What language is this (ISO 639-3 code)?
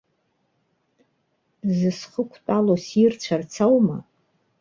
abk